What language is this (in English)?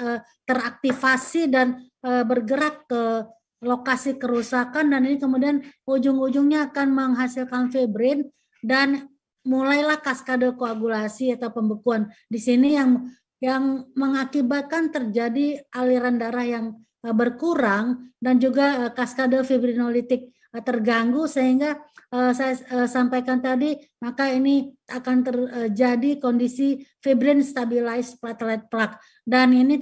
Indonesian